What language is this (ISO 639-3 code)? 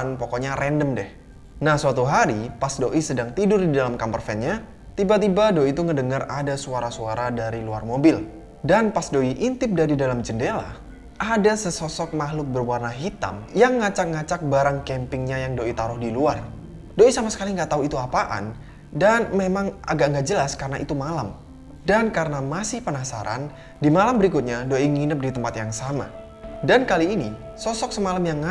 ind